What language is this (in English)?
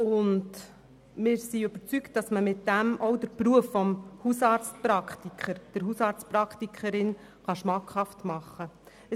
Swiss German